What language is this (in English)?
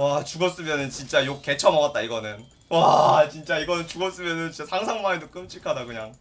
Korean